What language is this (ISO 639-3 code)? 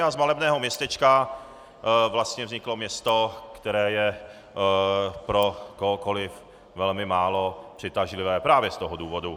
ces